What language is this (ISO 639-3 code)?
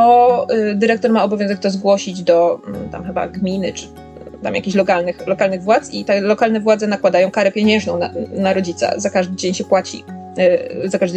pol